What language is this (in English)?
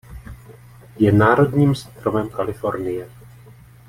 Czech